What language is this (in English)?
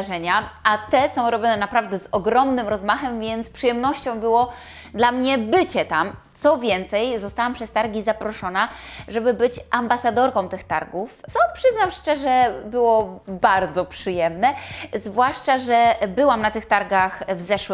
Polish